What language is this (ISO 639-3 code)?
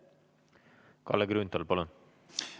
est